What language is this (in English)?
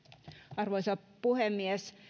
Finnish